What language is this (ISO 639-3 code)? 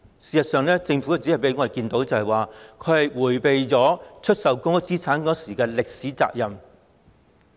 yue